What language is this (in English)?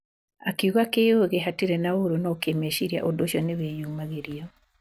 Kikuyu